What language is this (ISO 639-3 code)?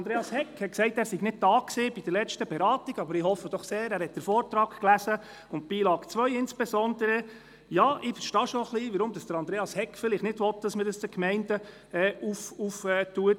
gsw